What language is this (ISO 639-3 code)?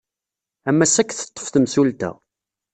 kab